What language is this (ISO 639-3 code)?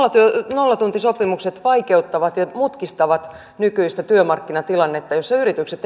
fin